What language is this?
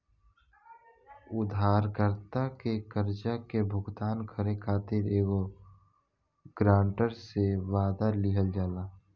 Bhojpuri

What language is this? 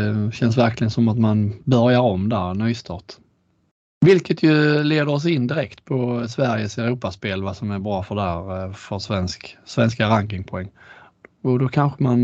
Swedish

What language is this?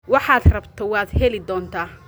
Somali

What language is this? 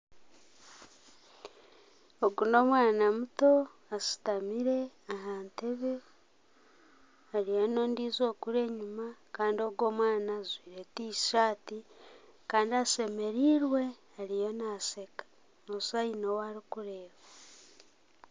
Nyankole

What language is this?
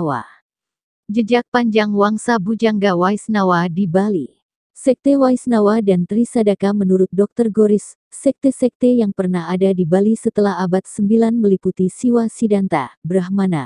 Indonesian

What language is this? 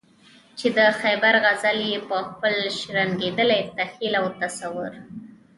Pashto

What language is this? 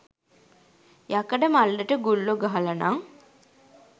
Sinhala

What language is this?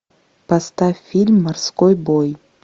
Russian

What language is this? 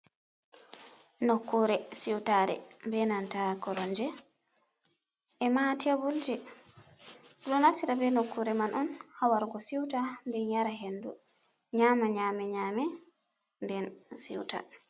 Fula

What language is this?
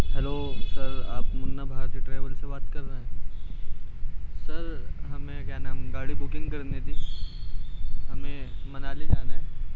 Urdu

